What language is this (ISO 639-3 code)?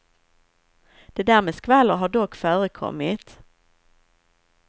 swe